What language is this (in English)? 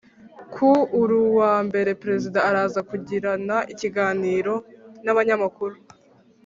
Kinyarwanda